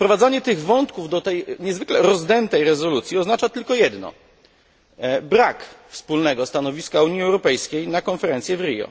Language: Polish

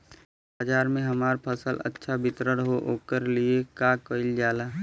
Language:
Bhojpuri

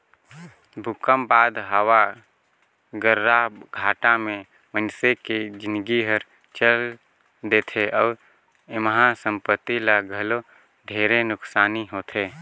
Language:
Chhattisgarhi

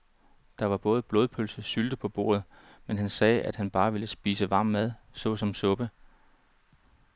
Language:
Danish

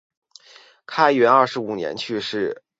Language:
Chinese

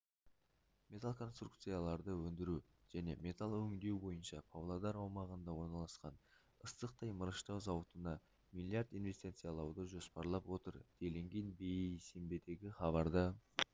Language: Kazakh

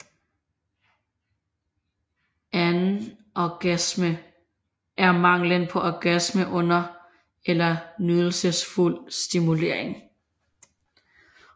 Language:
Danish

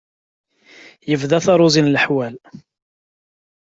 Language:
Kabyle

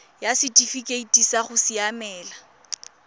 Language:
Tswana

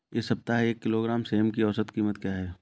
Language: Hindi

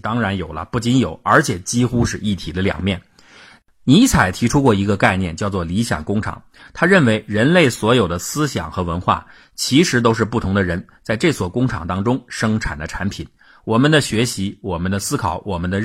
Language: Chinese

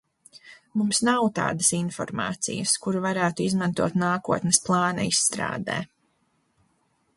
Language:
Latvian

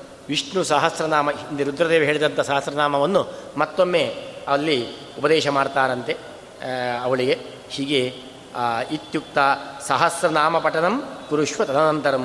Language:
Kannada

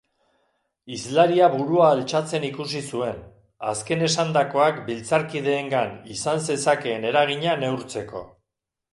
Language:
Basque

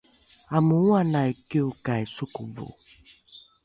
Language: Rukai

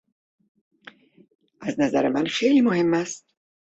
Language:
Persian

